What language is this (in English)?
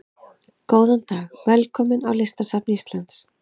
Icelandic